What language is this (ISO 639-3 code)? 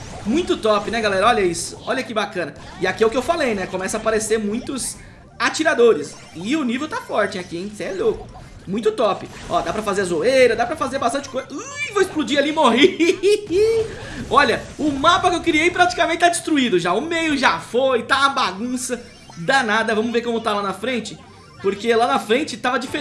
por